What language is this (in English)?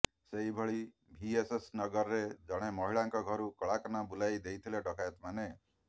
Odia